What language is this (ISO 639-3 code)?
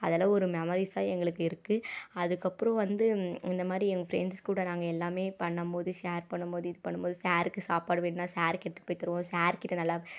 tam